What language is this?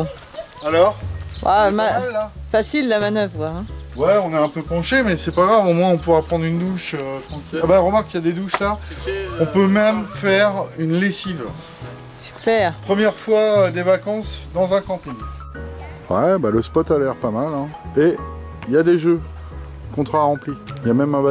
French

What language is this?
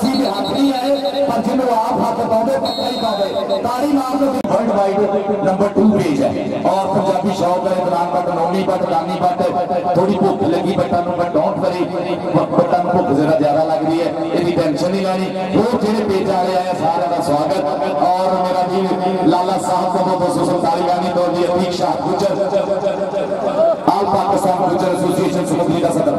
Arabic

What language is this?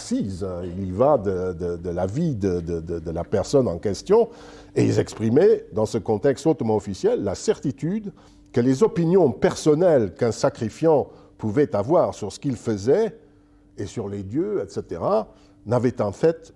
French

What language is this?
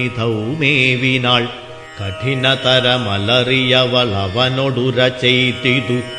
Malayalam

